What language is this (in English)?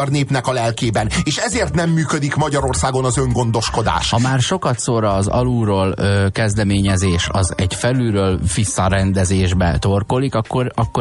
Hungarian